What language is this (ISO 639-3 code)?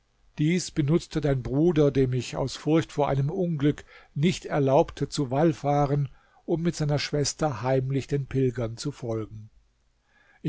deu